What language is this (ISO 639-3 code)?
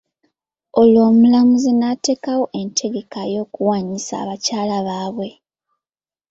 lug